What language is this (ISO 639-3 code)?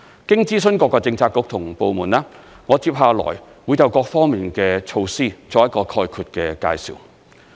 yue